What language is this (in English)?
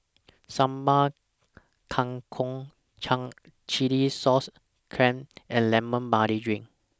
English